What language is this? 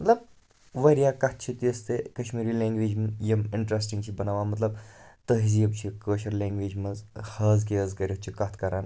Kashmiri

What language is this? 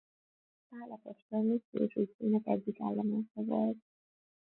Hungarian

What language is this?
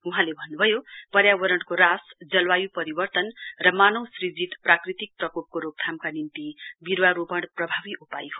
Nepali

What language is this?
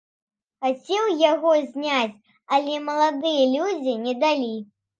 Belarusian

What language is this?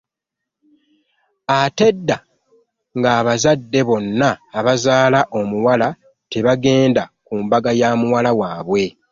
Ganda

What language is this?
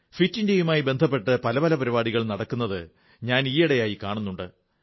Malayalam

